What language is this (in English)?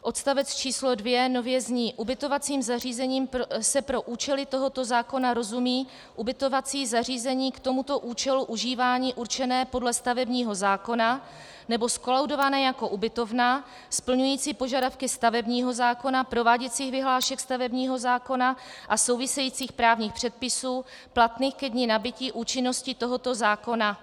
Czech